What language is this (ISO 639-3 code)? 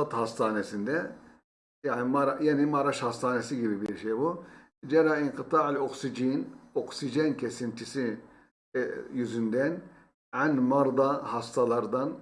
tur